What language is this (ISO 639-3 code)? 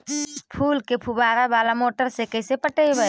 mag